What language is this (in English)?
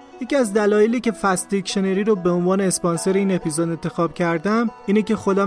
Persian